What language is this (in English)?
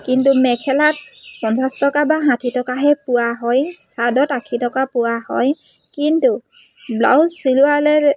Assamese